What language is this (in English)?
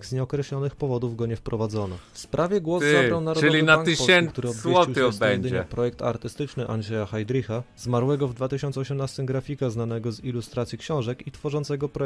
Polish